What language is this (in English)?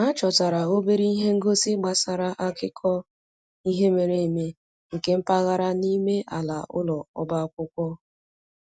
Igbo